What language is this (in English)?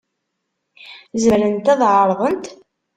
Kabyle